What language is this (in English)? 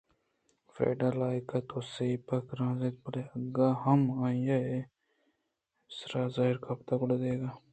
Eastern Balochi